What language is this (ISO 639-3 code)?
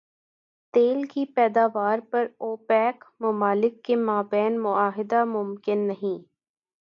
urd